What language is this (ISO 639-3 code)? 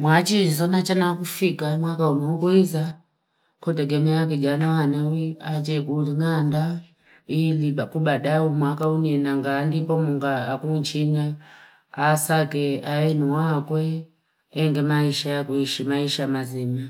fip